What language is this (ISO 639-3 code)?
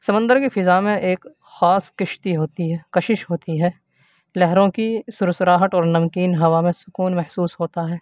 urd